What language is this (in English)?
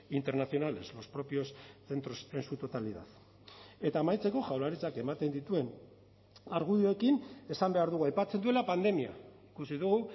Basque